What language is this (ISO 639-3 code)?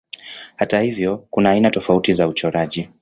swa